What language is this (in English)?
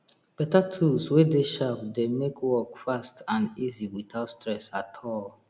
Nigerian Pidgin